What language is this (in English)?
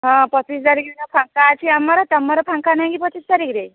Odia